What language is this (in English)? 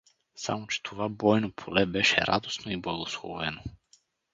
Bulgarian